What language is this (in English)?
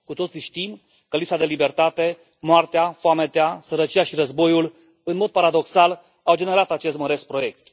Romanian